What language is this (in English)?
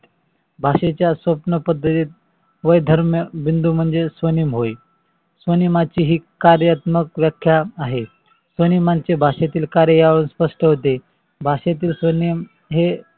Marathi